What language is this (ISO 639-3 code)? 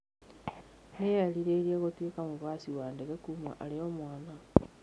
kik